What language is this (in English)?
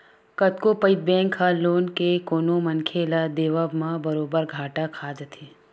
Chhattisgarhi